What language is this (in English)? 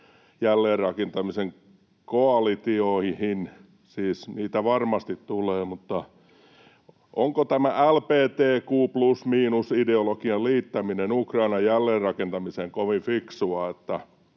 Finnish